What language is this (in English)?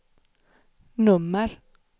Swedish